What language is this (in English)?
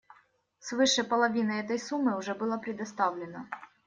Russian